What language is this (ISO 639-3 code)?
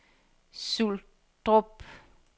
dan